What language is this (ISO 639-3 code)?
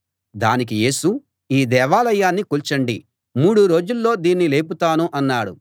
tel